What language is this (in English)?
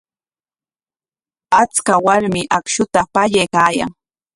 Corongo Ancash Quechua